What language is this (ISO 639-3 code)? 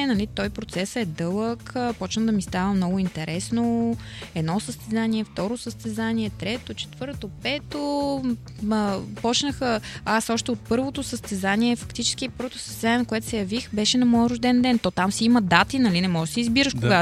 bul